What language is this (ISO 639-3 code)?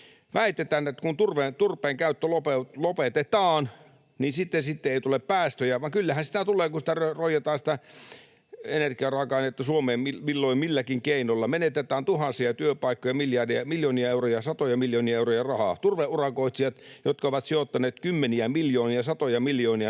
fin